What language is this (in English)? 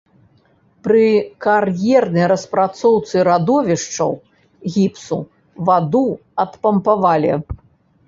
Belarusian